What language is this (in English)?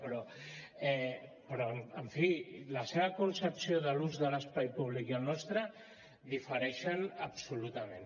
Catalan